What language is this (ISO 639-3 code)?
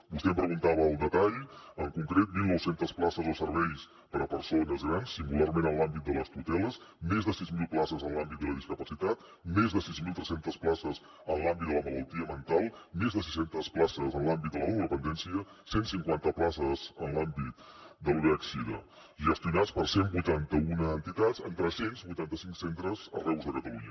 cat